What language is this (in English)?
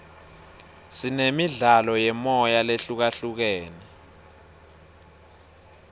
Swati